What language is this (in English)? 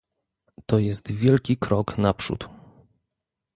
Polish